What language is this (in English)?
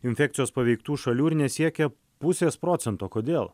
Lithuanian